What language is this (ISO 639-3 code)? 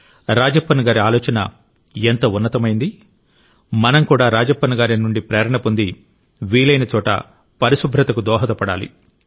tel